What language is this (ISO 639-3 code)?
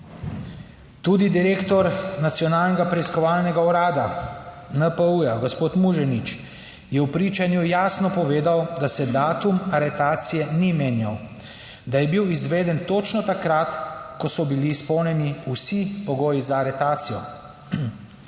slv